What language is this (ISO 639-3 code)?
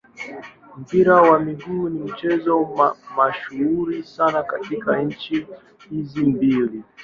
swa